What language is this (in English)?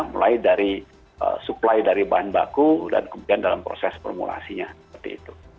Indonesian